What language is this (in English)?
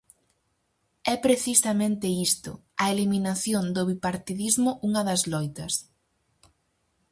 Galician